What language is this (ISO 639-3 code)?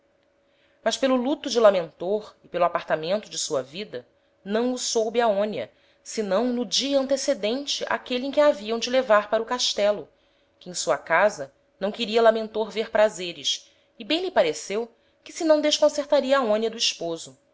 por